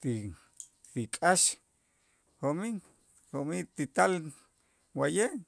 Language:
Itzá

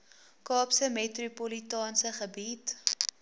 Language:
Afrikaans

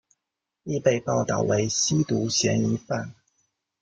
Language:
Chinese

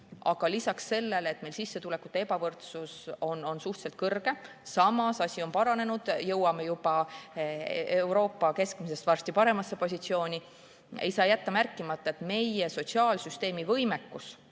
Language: Estonian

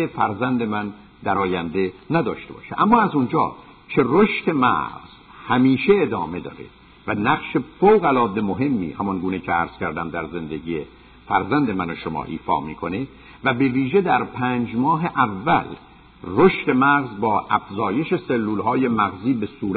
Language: Persian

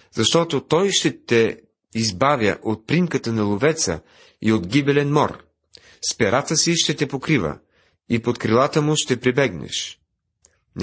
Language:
Bulgarian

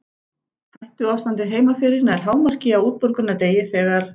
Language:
Icelandic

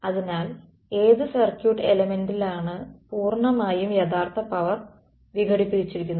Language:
Malayalam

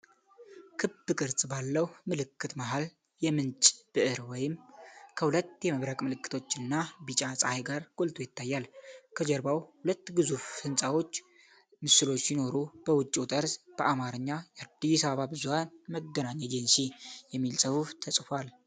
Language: Amharic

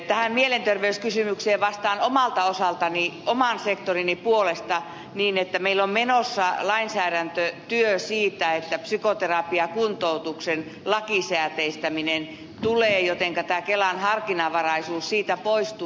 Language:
Finnish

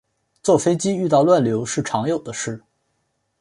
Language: Chinese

